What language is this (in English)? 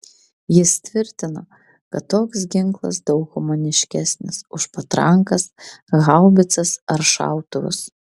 Lithuanian